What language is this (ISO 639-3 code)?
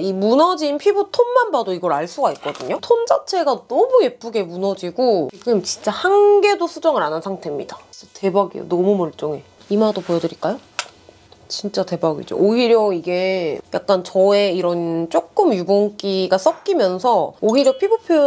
kor